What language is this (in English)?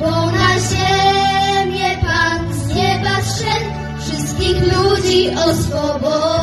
Polish